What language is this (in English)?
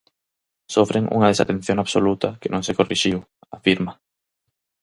Galician